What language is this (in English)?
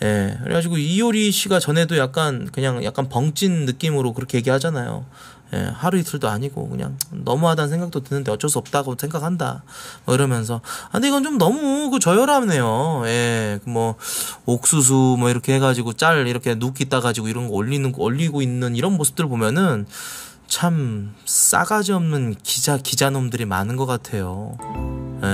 Korean